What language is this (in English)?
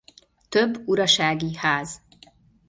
Hungarian